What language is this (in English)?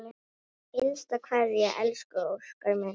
Icelandic